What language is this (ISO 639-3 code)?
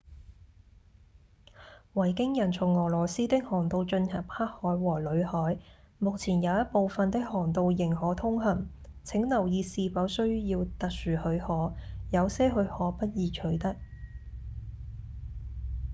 yue